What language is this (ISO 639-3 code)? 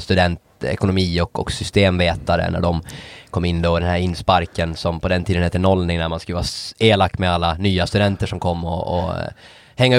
swe